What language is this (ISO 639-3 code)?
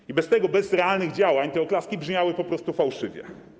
pol